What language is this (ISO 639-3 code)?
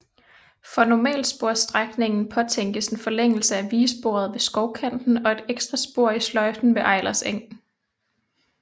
dan